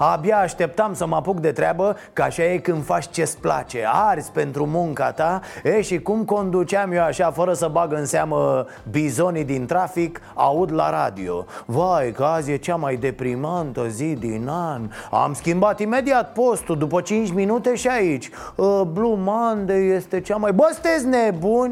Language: Romanian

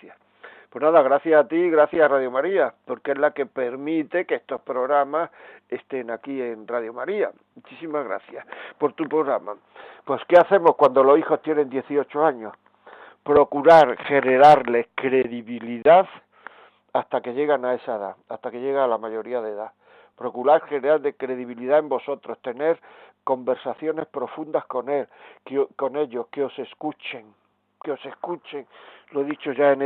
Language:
Spanish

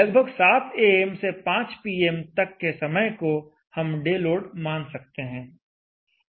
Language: Hindi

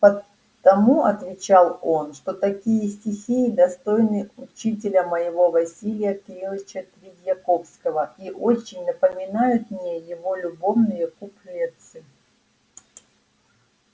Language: Russian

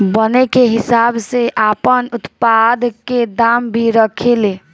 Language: Bhojpuri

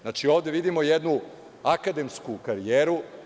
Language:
Serbian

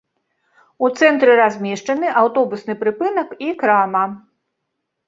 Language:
Belarusian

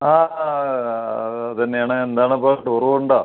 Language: Malayalam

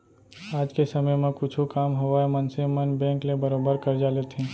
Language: Chhattisgarhi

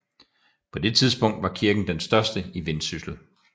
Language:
Danish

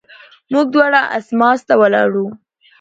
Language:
Pashto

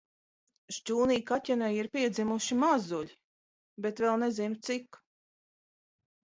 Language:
Latvian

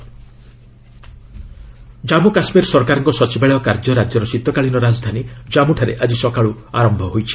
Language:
Odia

